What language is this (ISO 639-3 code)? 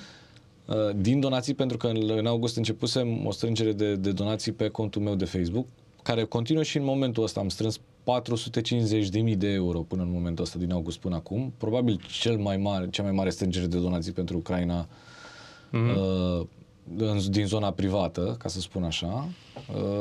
ron